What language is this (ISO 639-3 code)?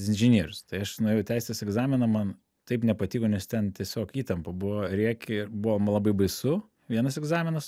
lit